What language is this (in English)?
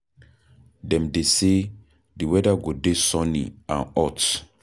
Nigerian Pidgin